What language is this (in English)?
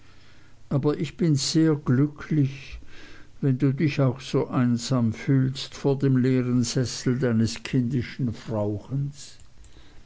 German